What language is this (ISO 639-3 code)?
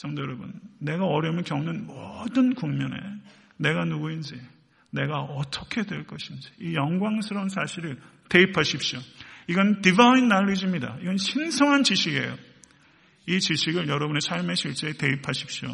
kor